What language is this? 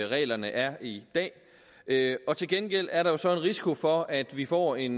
Danish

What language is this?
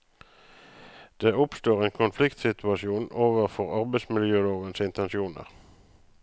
Norwegian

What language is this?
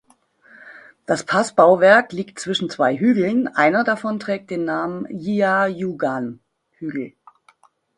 German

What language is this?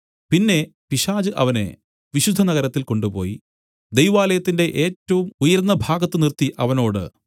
Malayalam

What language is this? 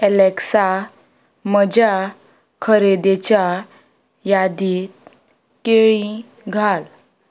Konkani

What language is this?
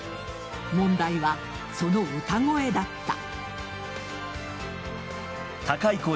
Japanese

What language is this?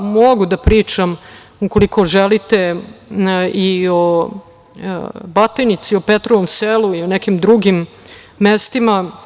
Serbian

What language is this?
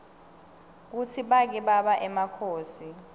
Swati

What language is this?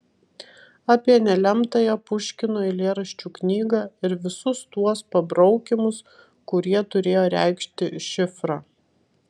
Lithuanian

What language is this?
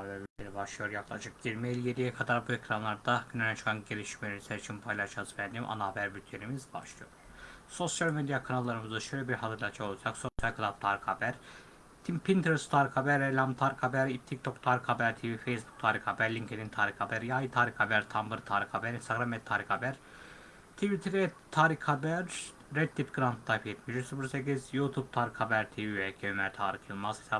Turkish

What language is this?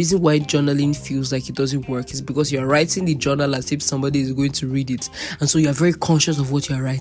English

